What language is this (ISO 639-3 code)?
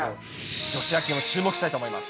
jpn